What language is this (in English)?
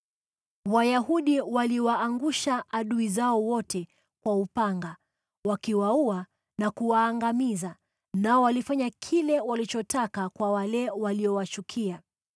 Swahili